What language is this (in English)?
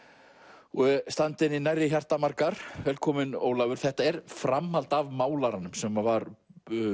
Icelandic